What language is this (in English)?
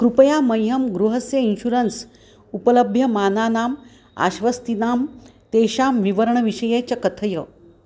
Sanskrit